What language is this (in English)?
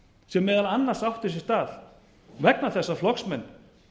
Icelandic